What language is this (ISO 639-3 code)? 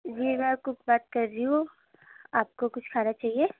urd